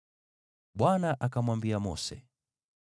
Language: Swahili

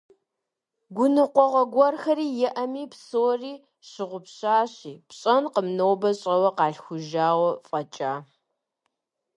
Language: Kabardian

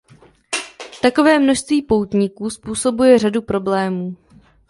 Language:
Czech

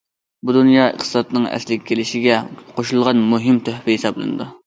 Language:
Uyghur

